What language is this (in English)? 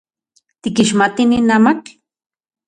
Central Puebla Nahuatl